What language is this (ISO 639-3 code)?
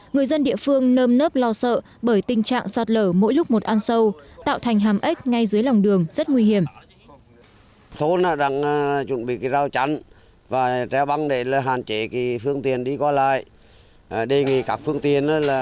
vie